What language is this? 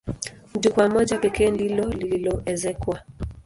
Swahili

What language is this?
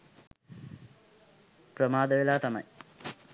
Sinhala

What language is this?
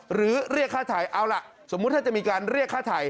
Thai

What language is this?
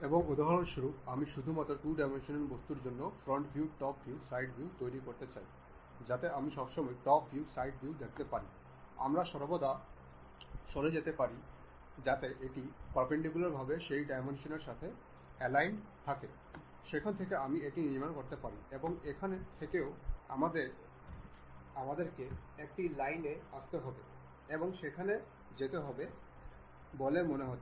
Bangla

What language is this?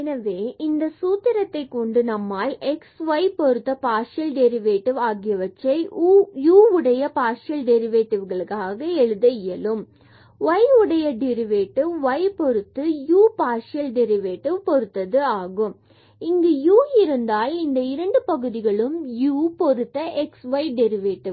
Tamil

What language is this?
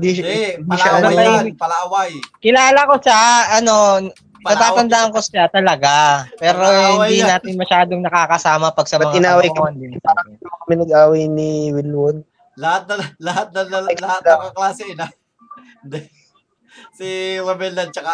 Filipino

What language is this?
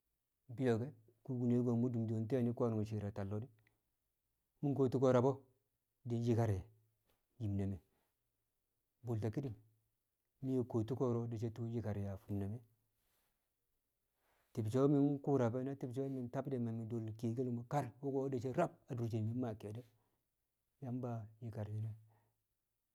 Kamo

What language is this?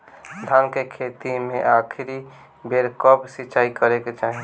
Bhojpuri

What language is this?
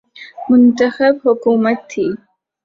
Urdu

